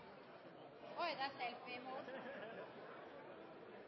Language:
Norwegian Nynorsk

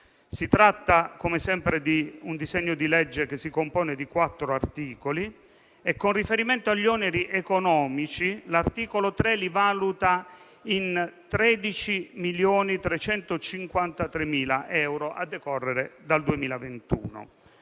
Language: Italian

